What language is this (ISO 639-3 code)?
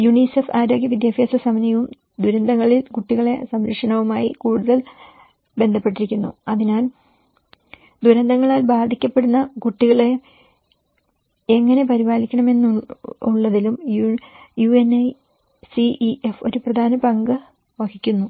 mal